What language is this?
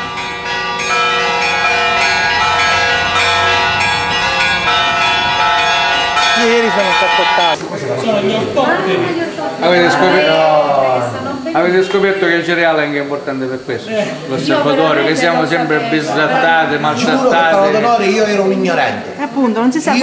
Italian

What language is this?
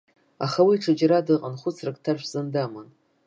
Abkhazian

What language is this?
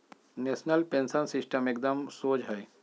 Magahi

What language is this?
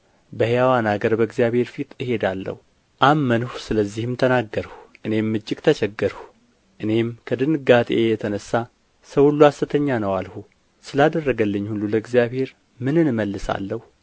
Amharic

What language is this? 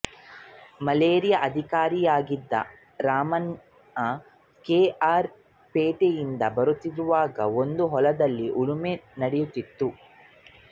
Kannada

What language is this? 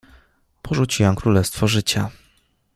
Polish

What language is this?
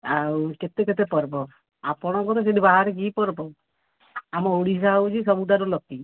Odia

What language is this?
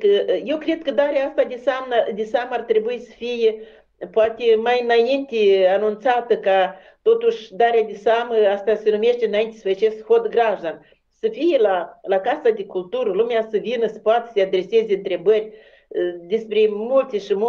Romanian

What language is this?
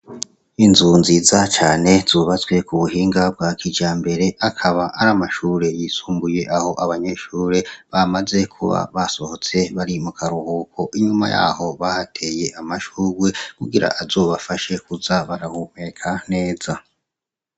Rundi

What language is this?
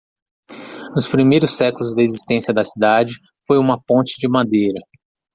Portuguese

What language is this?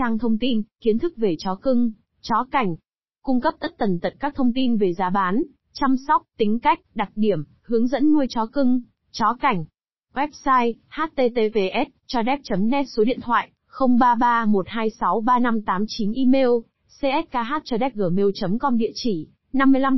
Vietnamese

